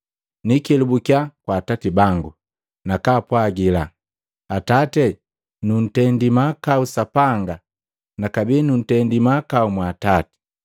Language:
Matengo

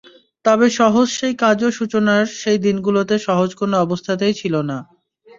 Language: Bangla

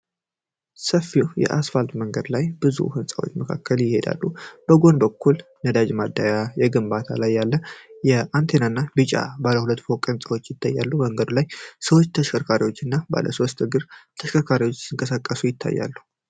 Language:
Amharic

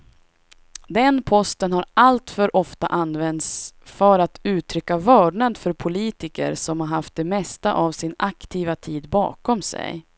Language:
Swedish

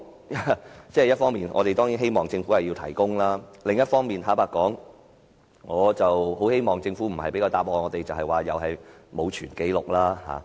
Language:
Cantonese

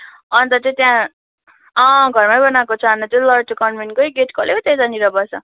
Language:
Nepali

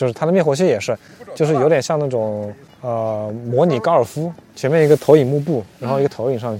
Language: Chinese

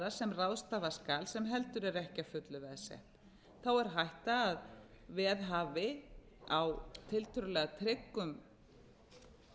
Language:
Icelandic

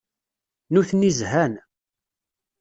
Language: Kabyle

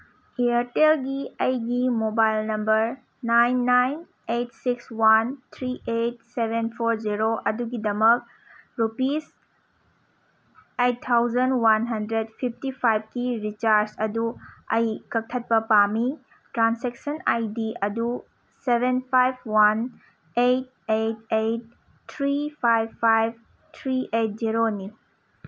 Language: Manipuri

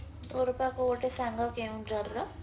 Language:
Odia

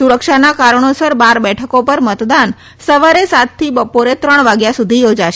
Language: Gujarati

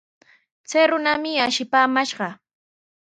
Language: Sihuas Ancash Quechua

